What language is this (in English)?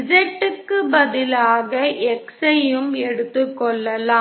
Tamil